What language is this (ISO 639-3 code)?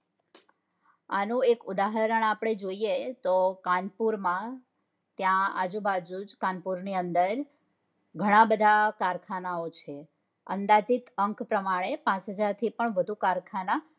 guj